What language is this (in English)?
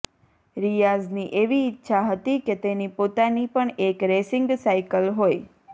Gujarati